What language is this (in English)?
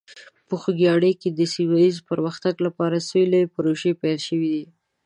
Pashto